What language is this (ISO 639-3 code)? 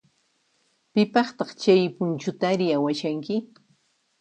qxp